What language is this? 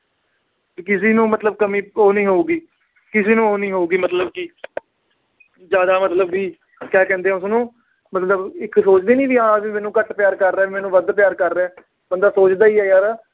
Punjabi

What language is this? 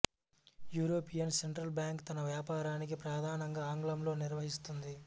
Telugu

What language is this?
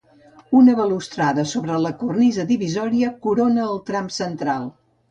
Catalan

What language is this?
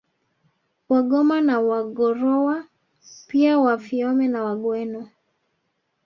Swahili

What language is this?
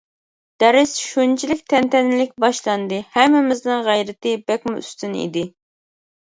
Uyghur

